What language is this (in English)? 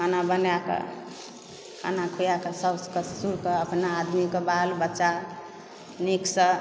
Maithili